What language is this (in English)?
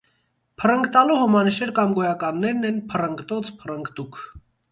Armenian